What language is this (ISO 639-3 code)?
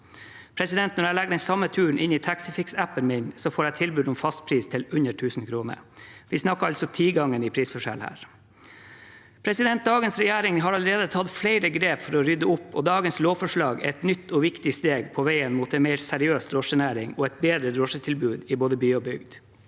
nor